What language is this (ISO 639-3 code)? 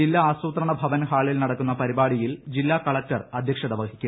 mal